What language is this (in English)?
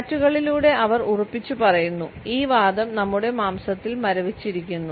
Malayalam